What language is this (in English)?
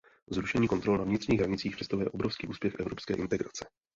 Czech